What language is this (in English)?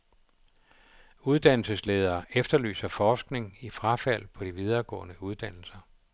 Danish